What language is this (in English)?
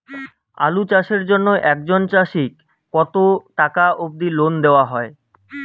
Bangla